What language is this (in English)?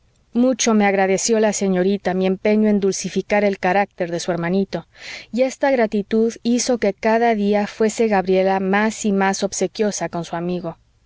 Spanish